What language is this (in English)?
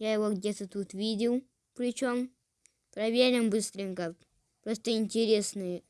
Russian